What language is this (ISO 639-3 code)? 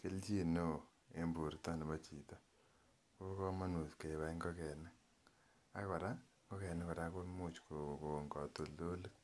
kln